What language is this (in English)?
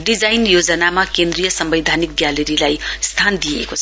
Nepali